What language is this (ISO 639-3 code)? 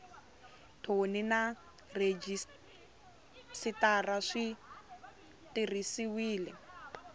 tso